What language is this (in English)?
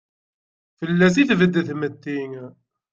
Kabyle